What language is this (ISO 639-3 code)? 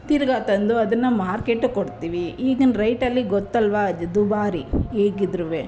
kan